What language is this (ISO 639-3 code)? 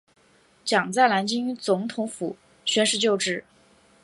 zho